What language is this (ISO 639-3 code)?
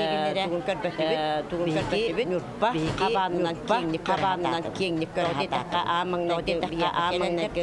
ara